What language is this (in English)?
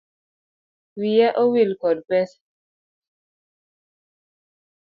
Luo (Kenya and Tanzania)